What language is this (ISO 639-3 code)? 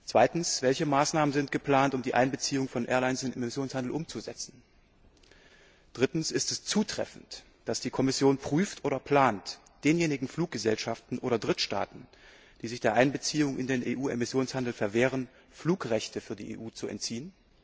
deu